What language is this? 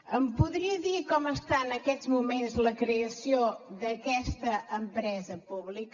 Catalan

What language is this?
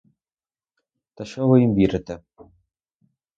Ukrainian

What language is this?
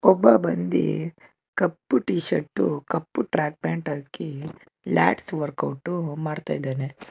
Kannada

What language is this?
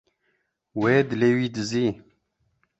Kurdish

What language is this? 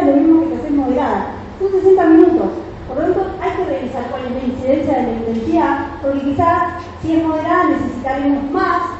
Spanish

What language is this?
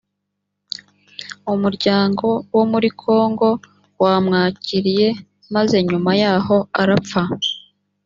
Kinyarwanda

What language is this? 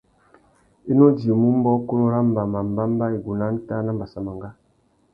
Tuki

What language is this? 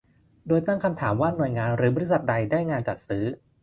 Thai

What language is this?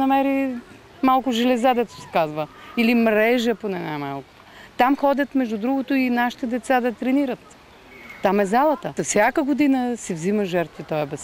Bulgarian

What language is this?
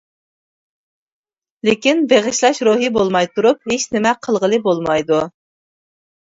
Uyghur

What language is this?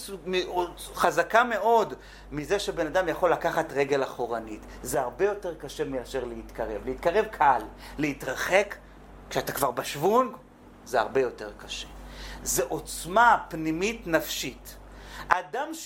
Hebrew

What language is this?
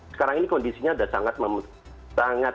Indonesian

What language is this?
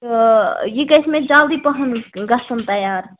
Kashmiri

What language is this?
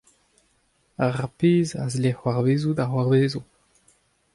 Breton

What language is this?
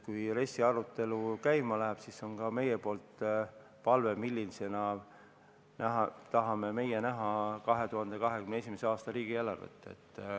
Estonian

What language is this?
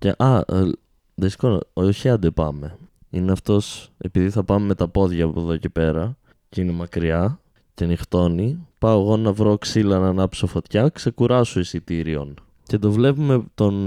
Greek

